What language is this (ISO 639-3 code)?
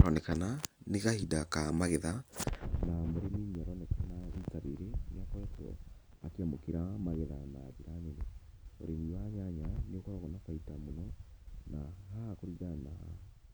kik